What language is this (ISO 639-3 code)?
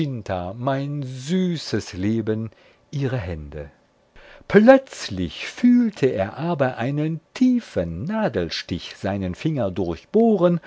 deu